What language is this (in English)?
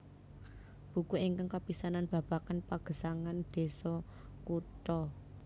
Javanese